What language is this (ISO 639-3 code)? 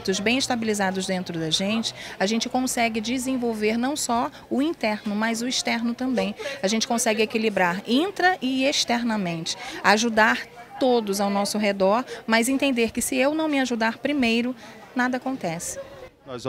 por